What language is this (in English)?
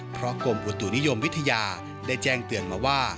Thai